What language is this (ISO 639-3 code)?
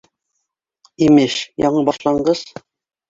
bak